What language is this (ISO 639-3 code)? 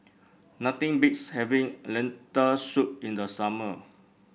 eng